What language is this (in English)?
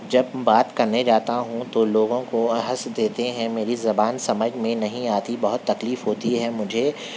Urdu